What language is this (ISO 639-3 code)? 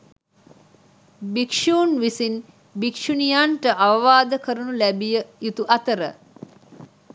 sin